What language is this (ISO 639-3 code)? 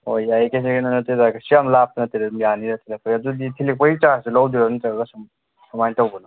mni